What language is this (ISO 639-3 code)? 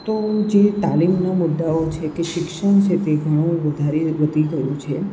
guj